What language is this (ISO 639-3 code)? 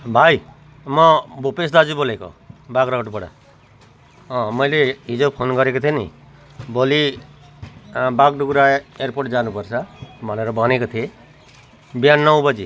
nep